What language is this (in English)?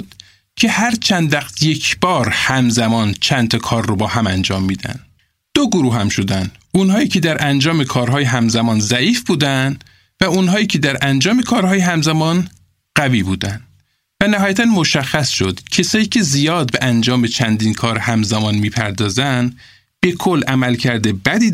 Persian